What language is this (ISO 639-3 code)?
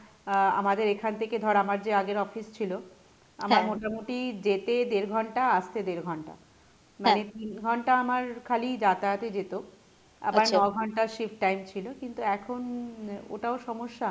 ben